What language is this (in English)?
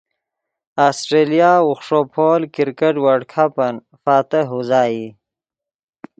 Yidgha